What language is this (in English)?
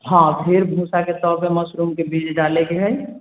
Maithili